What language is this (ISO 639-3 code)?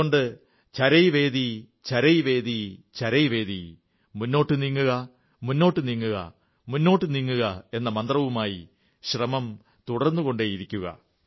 mal